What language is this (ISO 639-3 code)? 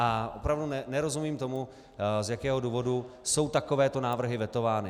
ces